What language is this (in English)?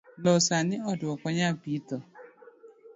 Luo (Kenya and Tanzania)